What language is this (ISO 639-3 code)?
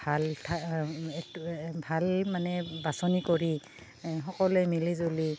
asm